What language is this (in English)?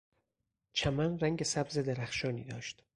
Persian